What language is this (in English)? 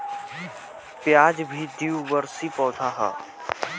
Bhojpuri